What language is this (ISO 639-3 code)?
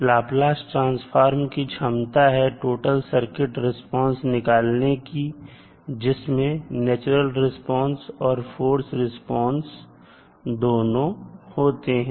hin